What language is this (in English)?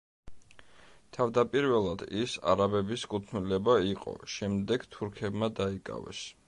Georgian